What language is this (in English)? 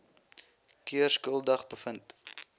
Afrikaans